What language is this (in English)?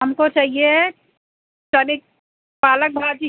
Hindi